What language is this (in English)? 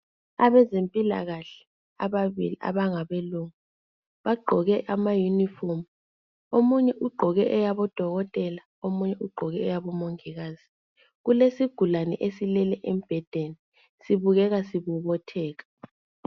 North Ndebele